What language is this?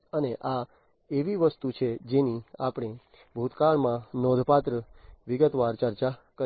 Gujarati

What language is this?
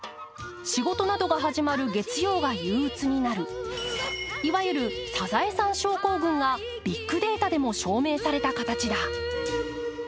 Japanese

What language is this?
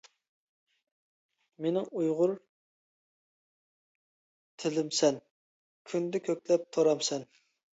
Uyghur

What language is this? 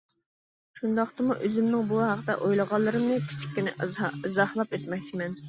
Uyghur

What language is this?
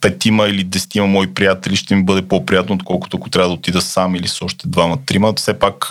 Bulgarian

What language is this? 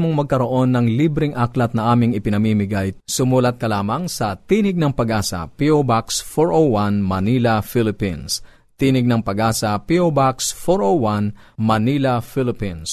Filipino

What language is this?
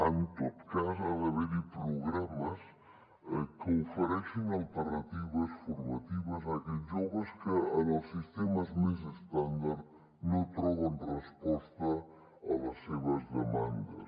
Catalan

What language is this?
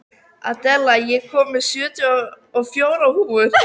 Icelandic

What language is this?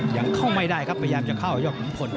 Thai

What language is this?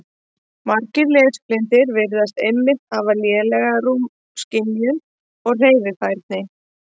Icelandic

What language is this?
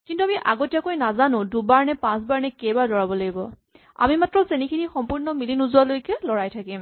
Assamese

